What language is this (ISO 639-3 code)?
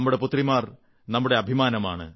mal